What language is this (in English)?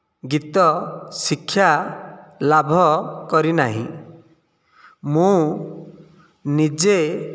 Odia